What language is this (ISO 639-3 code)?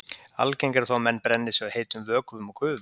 isl